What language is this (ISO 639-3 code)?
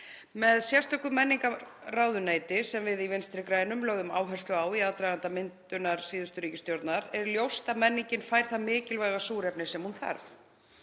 isl